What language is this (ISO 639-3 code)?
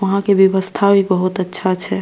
mai